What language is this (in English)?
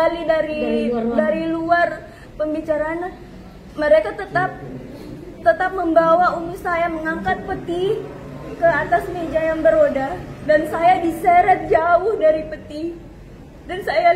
Indonesian